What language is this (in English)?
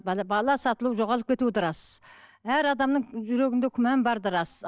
Kazakh